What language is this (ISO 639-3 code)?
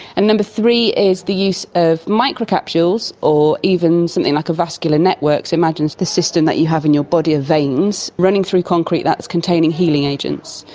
eng